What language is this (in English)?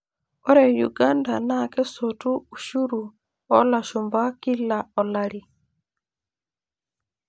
Masai